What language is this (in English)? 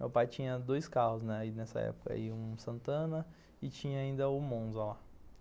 Portuguese